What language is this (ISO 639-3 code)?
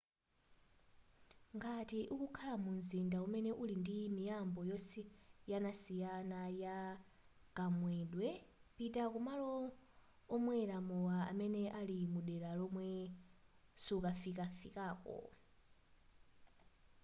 nya